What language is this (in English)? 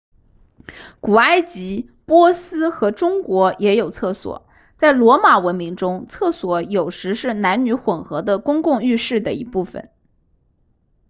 Chinese